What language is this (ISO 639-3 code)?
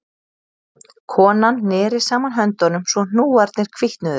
isl